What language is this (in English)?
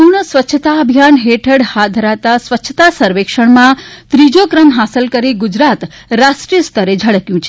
Gujarati